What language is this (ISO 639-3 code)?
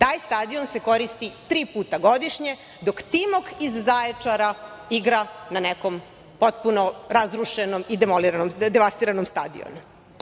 srp